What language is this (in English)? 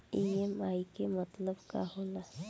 Bhojpuri